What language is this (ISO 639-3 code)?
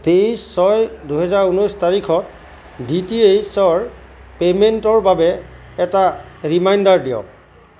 asm